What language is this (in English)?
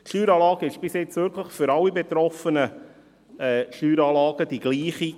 Swiss German